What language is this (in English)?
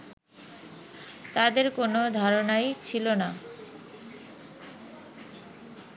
Bangla